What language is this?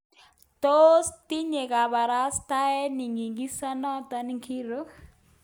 Kalenjin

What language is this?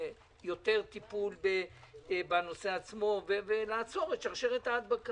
Hebrew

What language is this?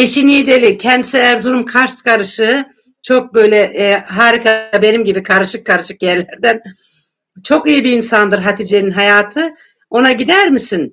Turkish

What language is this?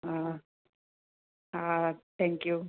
Sindhi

